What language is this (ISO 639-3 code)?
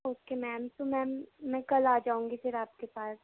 urd